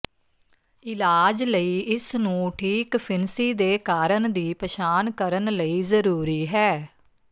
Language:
Punjabi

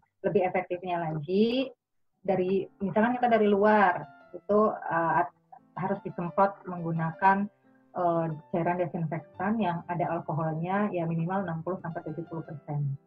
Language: Indonesian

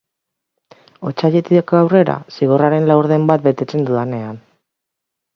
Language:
Basque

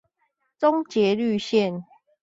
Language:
Chinese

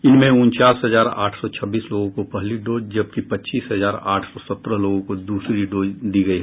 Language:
Hindi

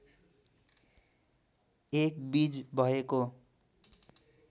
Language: Nepali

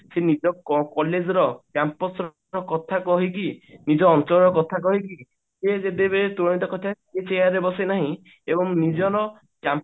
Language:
Odia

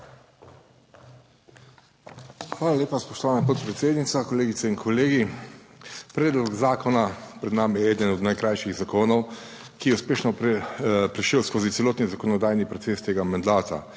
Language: Slovenian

